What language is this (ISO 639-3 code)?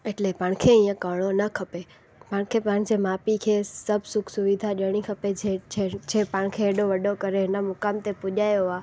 snd